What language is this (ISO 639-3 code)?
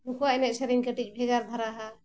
sat